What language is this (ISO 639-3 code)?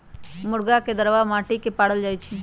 mag